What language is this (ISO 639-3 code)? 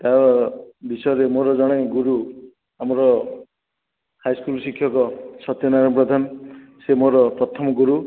ori